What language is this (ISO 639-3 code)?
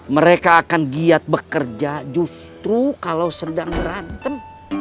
ind